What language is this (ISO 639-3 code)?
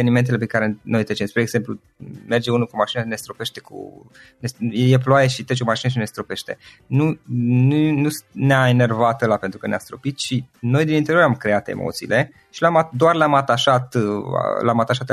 ron